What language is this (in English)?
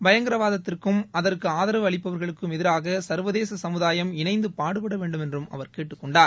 Tamil